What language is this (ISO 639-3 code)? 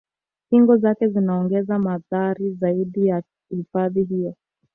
swa